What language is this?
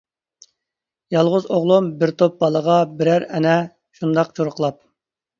Uyghur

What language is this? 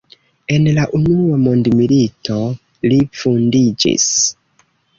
Esperanto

